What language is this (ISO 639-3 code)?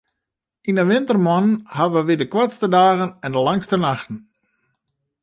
fry